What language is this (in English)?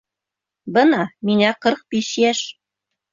Bashkir